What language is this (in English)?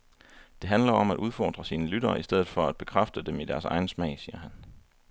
Danish